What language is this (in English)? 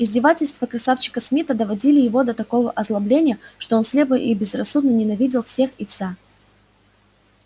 Russian